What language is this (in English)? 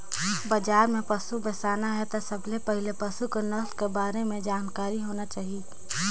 Chhattisgarhi